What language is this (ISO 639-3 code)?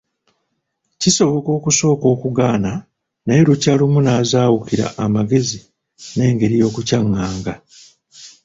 lug